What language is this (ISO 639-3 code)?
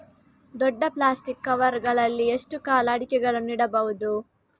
kan